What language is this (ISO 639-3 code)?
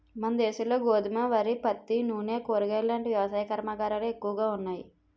tel